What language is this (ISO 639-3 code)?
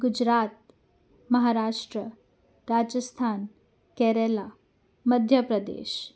snd